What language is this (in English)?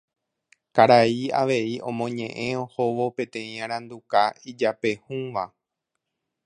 Guarani